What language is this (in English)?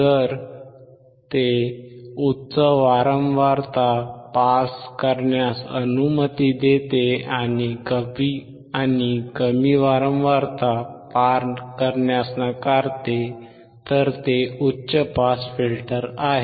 Marathi